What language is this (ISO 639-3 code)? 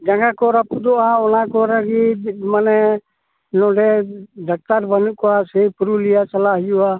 sat